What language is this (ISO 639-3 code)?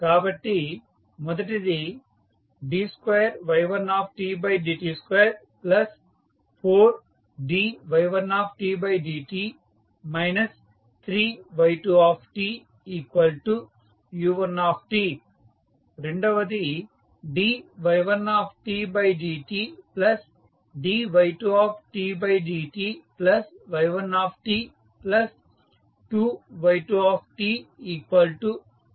tel